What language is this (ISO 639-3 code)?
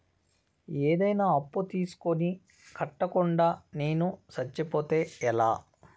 tel